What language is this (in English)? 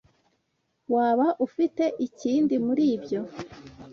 Kinyarwanda